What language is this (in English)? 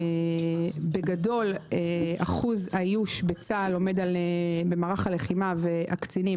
Hebrew